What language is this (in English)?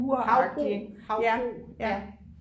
Danish